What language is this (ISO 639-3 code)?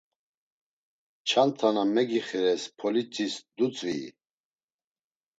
lzz